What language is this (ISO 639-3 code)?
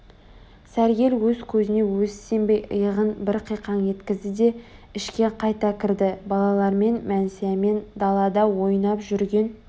kaz